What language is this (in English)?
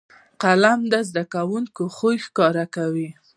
Pashto